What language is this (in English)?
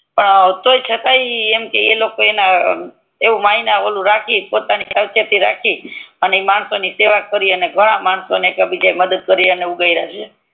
Gujarati